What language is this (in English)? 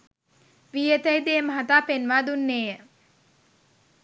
Sinhala